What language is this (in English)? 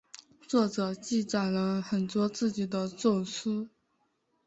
Chinese